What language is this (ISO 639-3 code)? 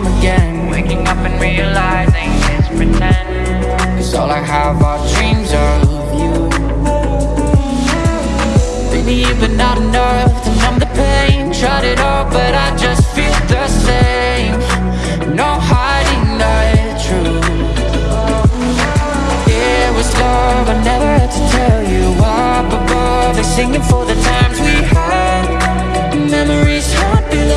eng